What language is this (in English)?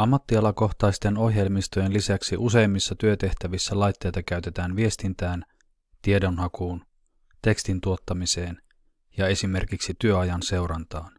Finnish